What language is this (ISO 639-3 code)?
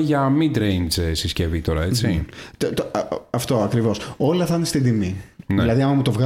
ell